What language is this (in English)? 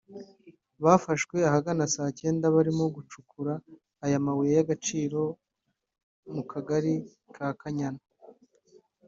Kinyarwanda